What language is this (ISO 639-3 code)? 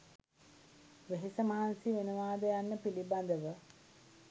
sin